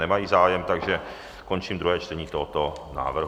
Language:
Czech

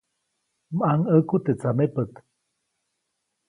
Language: Copainalá Zoque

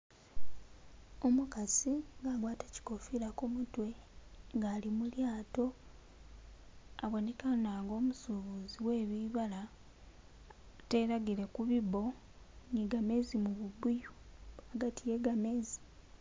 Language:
Masaaba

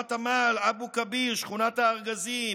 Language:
Hebrew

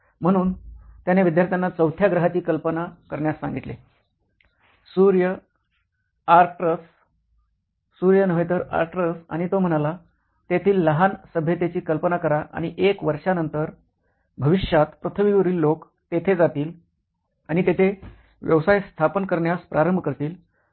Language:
Marathi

